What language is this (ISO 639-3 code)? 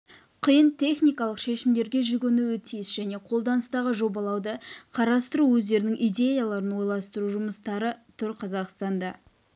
kaz